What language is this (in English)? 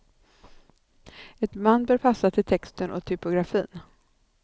Swedish